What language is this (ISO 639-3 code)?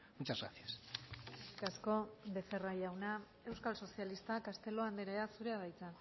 eus